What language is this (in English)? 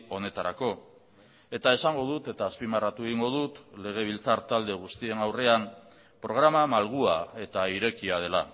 Basque